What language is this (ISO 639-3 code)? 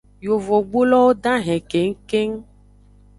ajg